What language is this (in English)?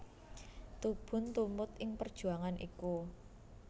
Javanese